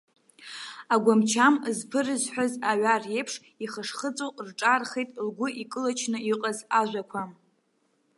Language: Abkhazian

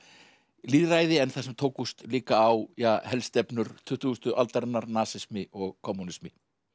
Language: Icelandic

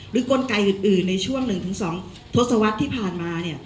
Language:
Thai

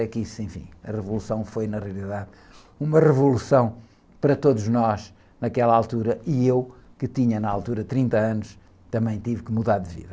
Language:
Portuguese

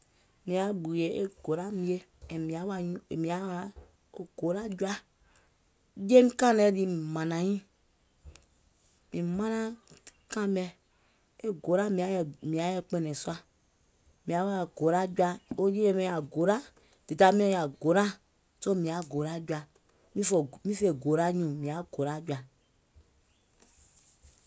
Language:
Gola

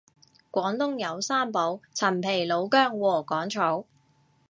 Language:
Cantonese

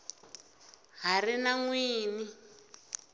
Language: Tsonga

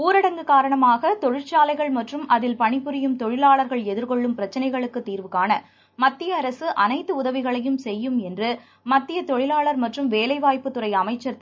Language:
Tamil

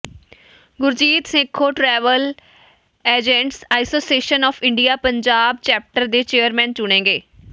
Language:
Punjabi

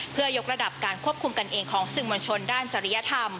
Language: Thai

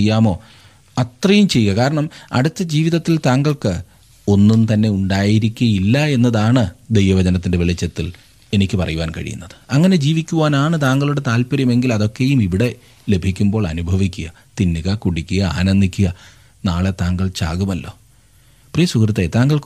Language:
Malayalam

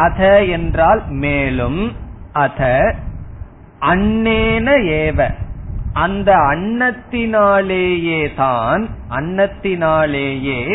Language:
Tamil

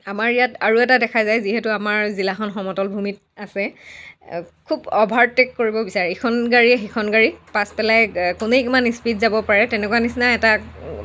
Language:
Assamese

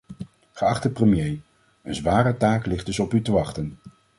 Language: Dutch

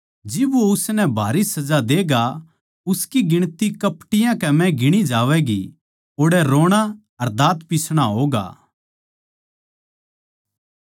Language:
Haryanvi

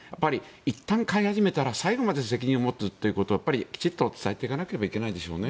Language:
Japanese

